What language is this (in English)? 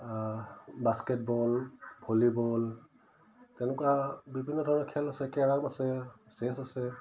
Assamese